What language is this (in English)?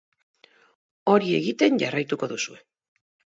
Basque